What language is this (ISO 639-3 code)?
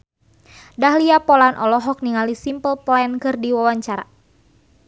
sun